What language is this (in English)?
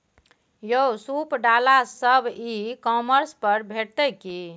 Maithili